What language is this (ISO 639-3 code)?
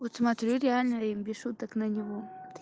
rus